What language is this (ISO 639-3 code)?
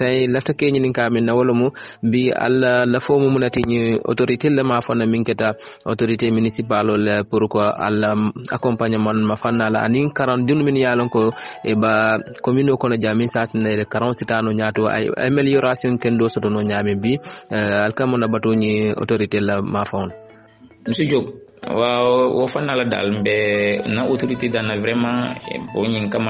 ind